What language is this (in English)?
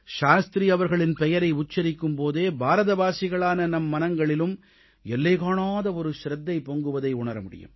Tamil